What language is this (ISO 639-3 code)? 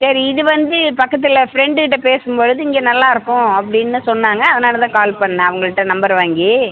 tam